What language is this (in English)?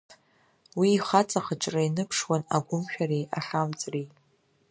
Abkhazian